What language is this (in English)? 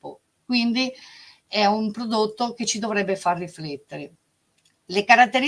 Italian